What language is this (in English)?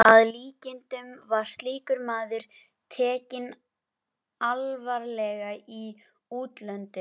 Icelandic